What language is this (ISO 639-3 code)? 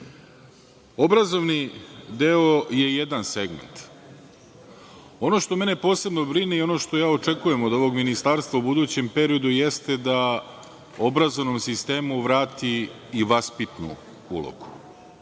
srp